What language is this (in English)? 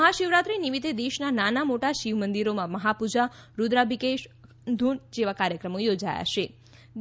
Gujarati